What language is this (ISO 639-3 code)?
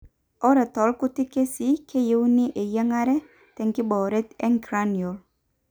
mas